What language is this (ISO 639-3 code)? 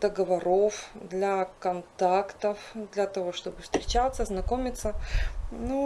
rus